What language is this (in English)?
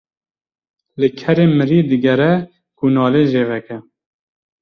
Kurdish